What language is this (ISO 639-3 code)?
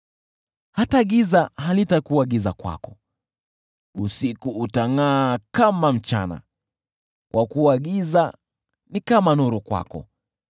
swa